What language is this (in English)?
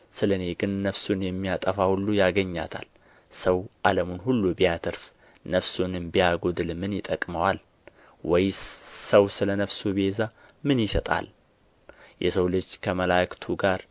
Amharic